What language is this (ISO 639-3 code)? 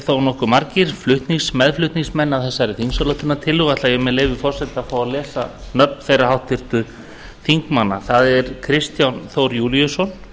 isl